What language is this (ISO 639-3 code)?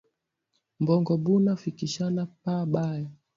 swa